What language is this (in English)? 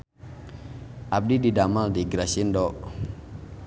Sundanese